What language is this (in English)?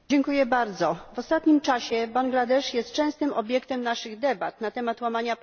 Polish